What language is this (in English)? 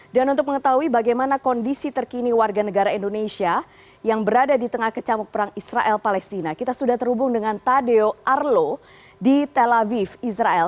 Indonesian